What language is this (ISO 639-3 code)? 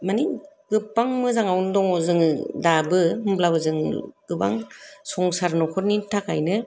brx